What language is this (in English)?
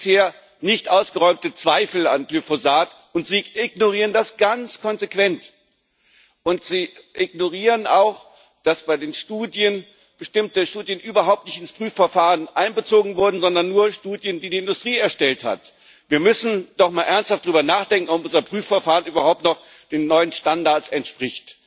German